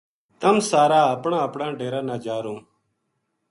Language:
Gujari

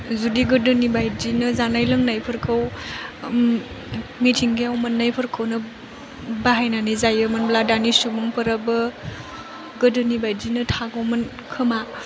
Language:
Bodo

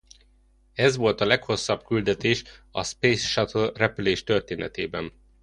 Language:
Hungarian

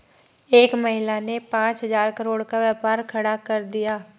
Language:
Hindi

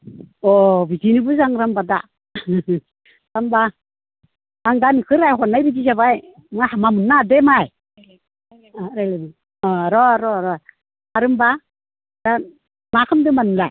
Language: Bodo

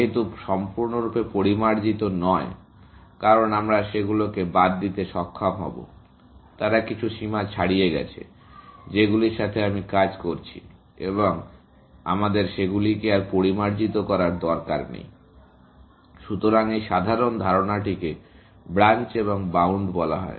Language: Bangla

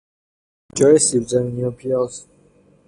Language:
Persian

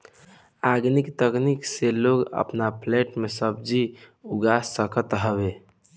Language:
Bhojpuri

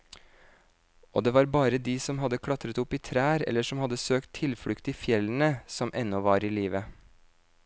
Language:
Norwegian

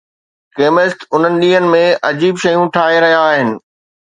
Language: Sindhi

